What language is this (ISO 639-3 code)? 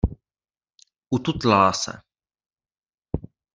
ces